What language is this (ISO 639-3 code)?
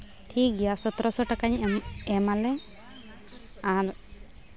sat